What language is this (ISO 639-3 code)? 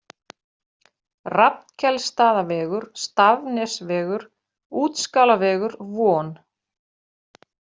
isl